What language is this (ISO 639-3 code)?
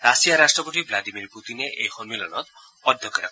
asm